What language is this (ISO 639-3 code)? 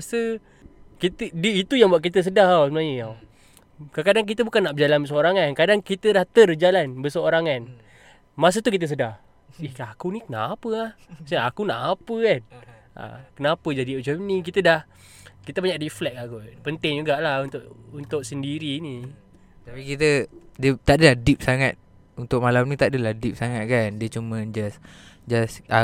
msa